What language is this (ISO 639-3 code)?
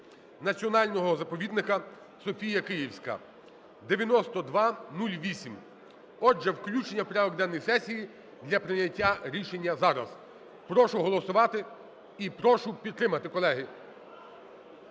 ukr